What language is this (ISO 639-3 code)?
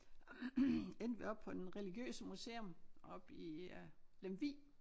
dan